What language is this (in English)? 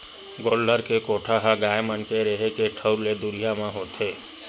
Chhattisgarhi